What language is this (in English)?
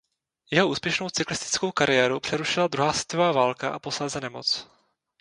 Czech